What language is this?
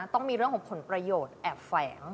Thai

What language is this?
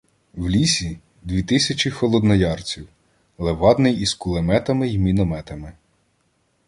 Ukrainian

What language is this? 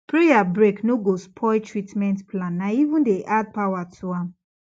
Nigerian Pidgin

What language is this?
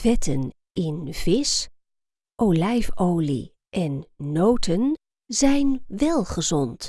Dutch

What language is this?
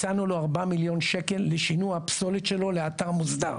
Hebrew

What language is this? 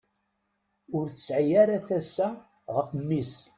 Kabyle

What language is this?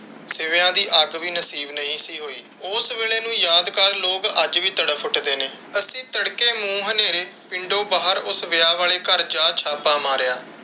Punjabi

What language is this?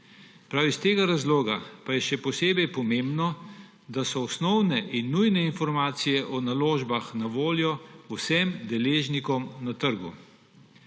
Slovenian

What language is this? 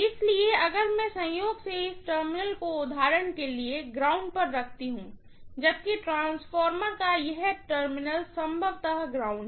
Hindi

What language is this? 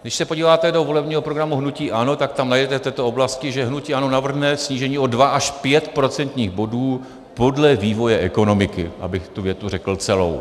Czech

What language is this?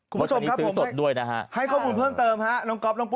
Thai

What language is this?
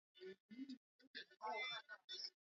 Swahili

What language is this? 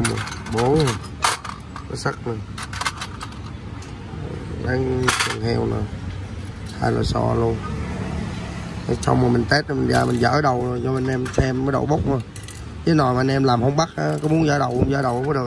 Vietnamese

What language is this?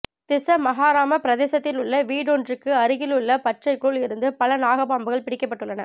Tamil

